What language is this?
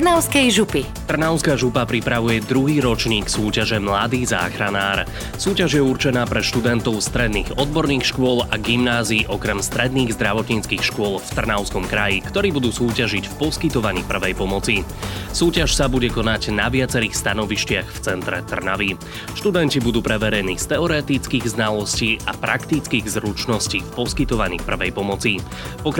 Slovak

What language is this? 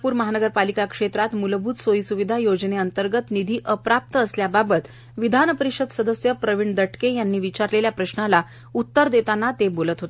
Marathi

